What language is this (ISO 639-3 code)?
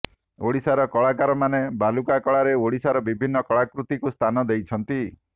ori